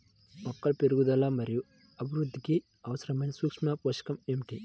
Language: Telugu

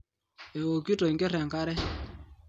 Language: Masai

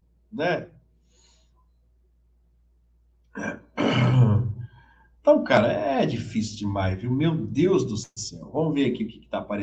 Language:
Portuguese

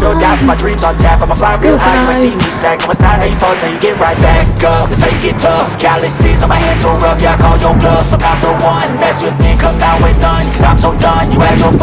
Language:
English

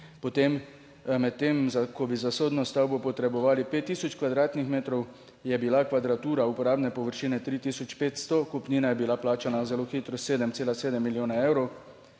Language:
Slovenian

